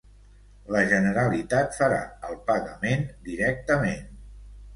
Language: Catalan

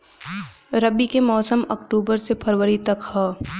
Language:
Bhojpuri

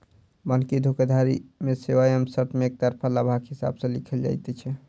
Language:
Maithili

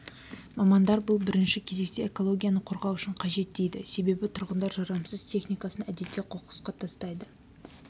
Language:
Kazakh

